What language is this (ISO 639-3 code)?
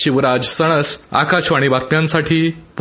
mar